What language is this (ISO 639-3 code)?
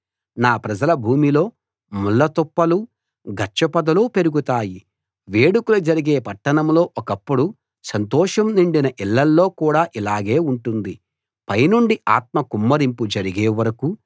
tel